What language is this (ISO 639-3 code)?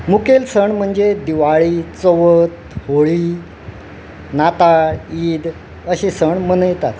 kok